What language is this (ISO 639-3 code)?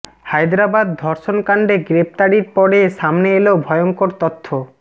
ben